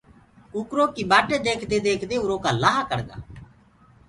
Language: Gurgula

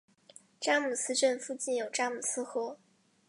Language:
Chinese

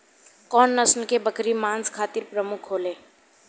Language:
Bhojpuri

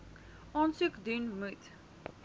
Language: Afrikaans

